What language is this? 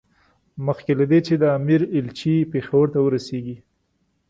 Pashto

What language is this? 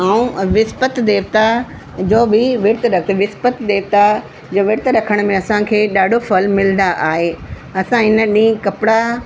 Sindhi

